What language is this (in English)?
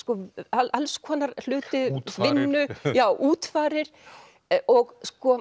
Icelandic